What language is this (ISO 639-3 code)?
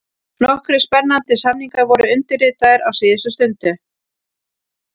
isl